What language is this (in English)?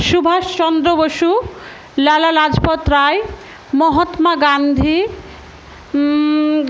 Bangla